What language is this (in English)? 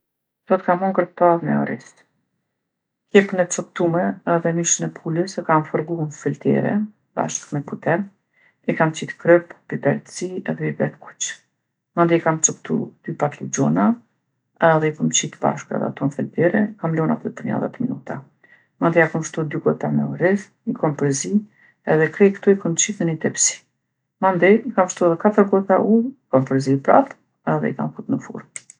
Gheg Albanian